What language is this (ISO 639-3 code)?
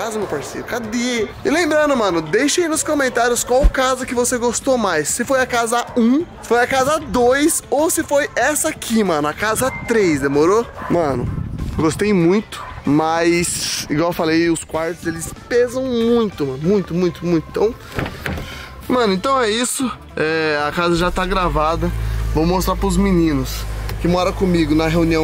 por